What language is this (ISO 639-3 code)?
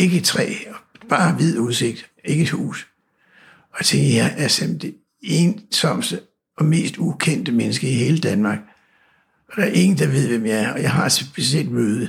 dan